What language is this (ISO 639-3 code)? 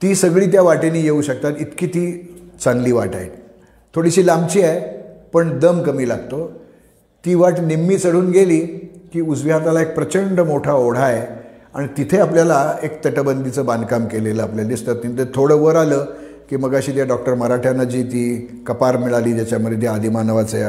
mar